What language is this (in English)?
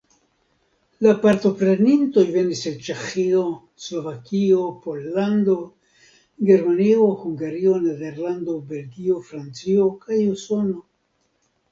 Esperanto